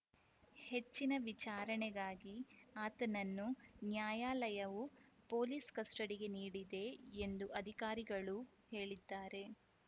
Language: Kannada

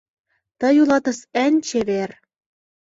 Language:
Mari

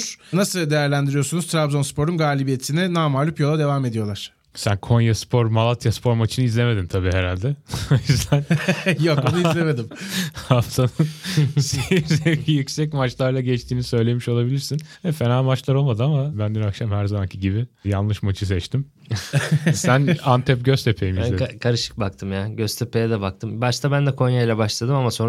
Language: Turkish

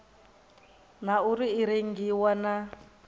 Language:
Venda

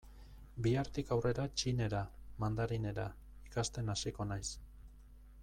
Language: Basque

